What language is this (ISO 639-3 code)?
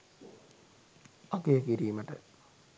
sin